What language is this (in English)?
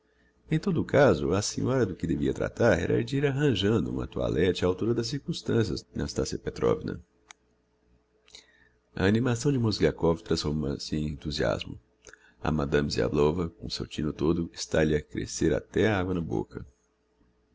Portuguese